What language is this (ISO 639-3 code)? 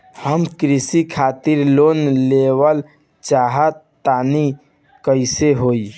bho